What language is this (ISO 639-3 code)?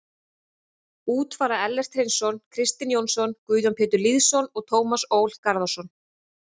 isl